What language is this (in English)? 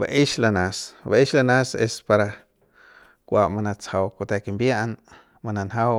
Central Pame